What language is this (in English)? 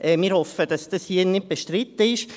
Swiss German